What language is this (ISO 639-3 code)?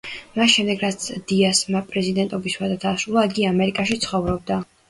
kat